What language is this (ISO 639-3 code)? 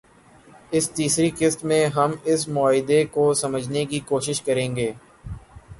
urd